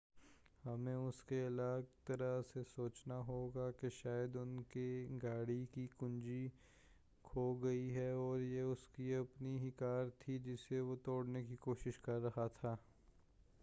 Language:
Urdu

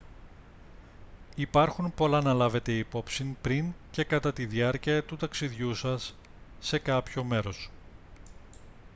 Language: Greek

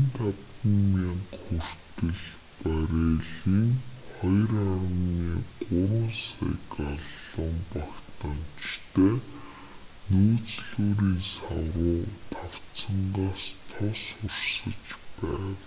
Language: Mongolian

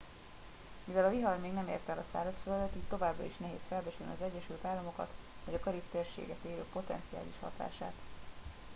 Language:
Hungarian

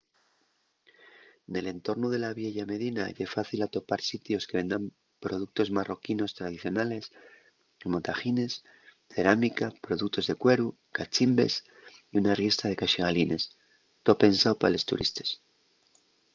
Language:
Asturian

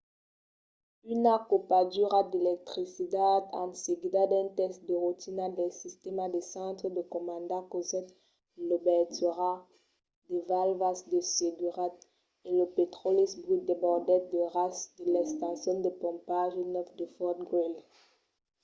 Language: Occitan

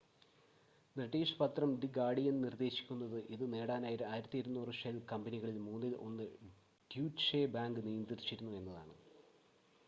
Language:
Malayalam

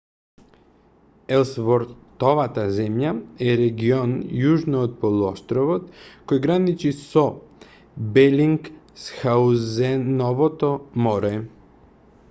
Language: Macedonian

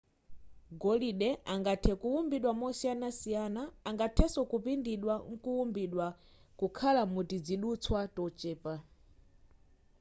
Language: Nyanja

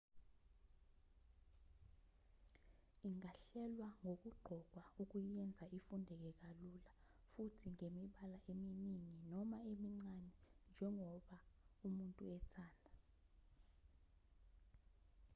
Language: Zulu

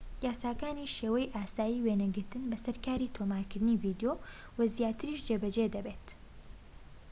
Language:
Central Kurdish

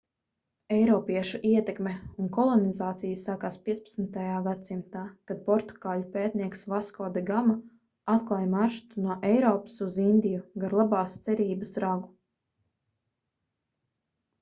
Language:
Latvian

